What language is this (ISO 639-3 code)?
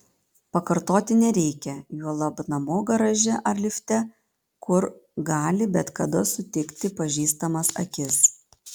lit